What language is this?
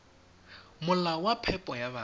Tswana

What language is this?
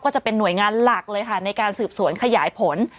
Thai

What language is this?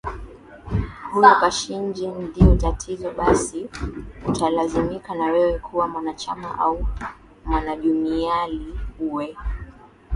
Swahili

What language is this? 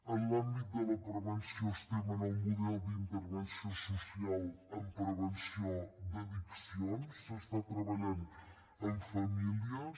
Catalan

